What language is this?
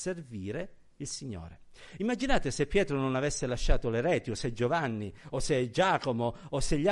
Italian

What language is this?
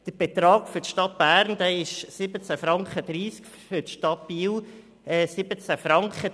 Swiss German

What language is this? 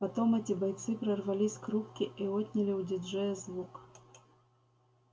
Russian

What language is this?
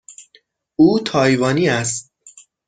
Persian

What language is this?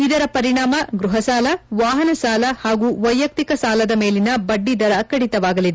Kannada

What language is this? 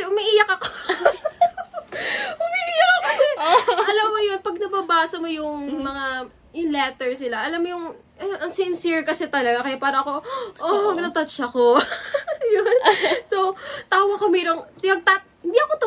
Filipino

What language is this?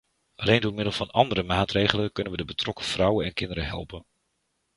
Dutch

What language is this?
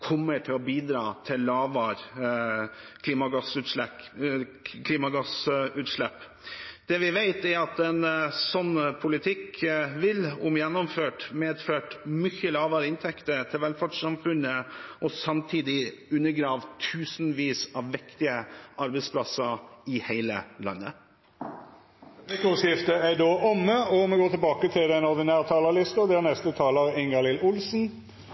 Norwegian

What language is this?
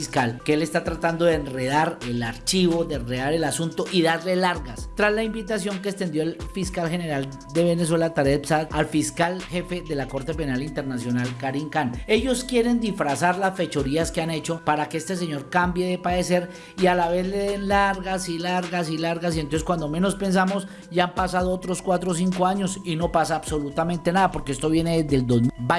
Spanish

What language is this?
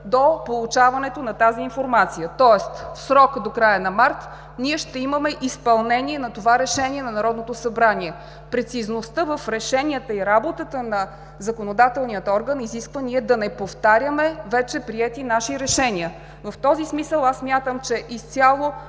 Bulgarian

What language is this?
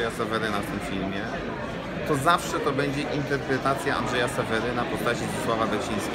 Polish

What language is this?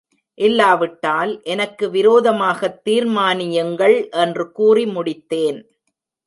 Tamil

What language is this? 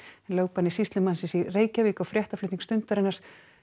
Icelandic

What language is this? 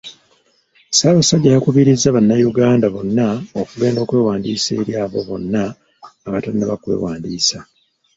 Ganda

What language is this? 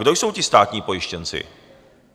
Czech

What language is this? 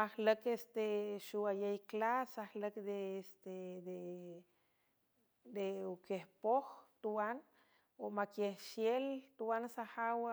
San Francisco Del Mar Huave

